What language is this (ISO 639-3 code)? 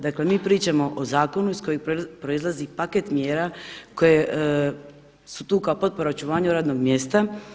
hrv